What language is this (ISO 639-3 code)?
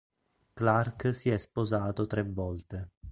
ita